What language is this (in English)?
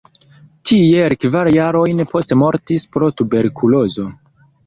Esperanto